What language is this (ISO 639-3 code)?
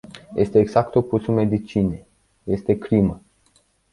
ron